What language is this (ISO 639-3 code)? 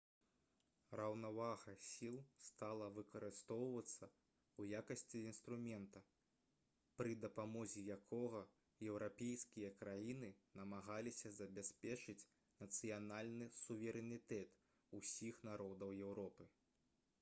bel